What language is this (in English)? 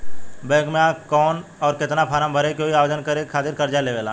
Bhojpuri